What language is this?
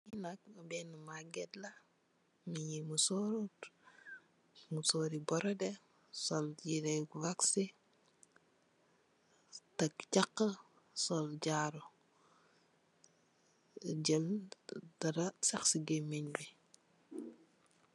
Wolof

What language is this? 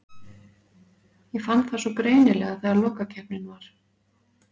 Icelandic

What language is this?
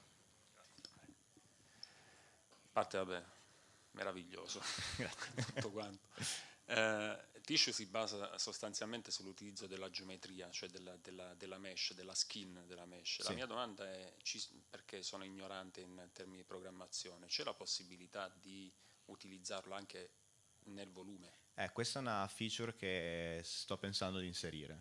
Italian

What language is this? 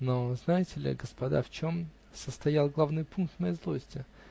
Russian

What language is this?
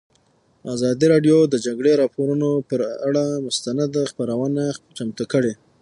Pashto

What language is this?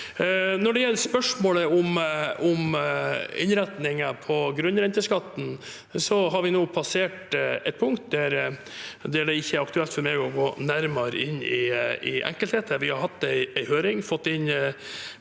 Norwegian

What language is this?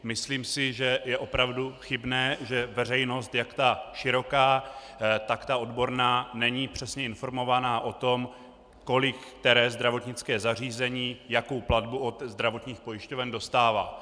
Czech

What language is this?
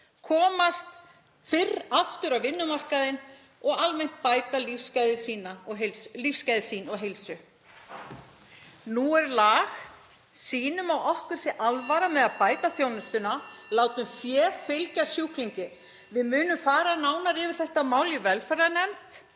Icelandic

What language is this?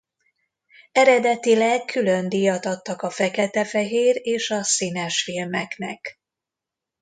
Hungarian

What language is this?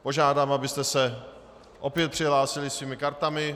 Czech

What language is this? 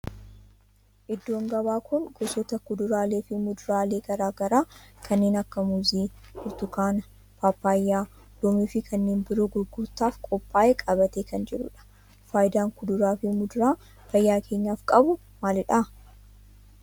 Oromo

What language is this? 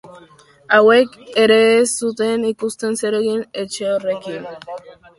Basque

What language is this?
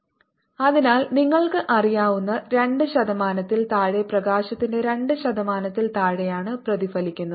Malayalam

